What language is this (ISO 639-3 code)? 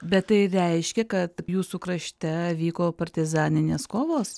lit